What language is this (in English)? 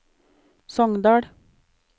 Norwegian